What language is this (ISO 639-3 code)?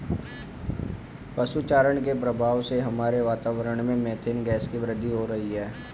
hin